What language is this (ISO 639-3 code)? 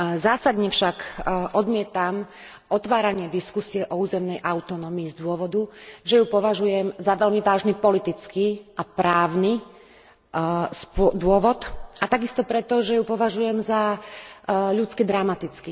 slk